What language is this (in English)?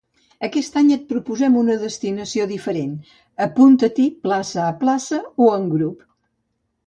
Catalan